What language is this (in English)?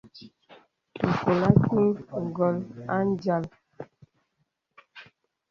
Bebele